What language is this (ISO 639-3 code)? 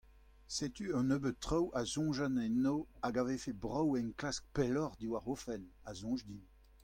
bre